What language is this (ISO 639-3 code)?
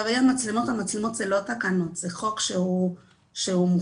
heb